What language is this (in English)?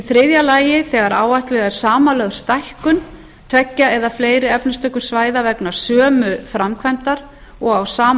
Icelandic